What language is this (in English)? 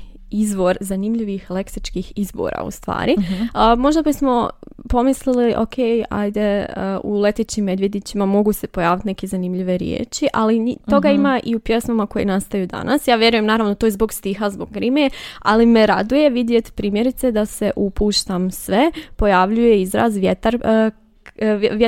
Croatian